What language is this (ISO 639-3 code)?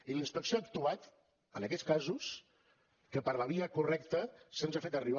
cat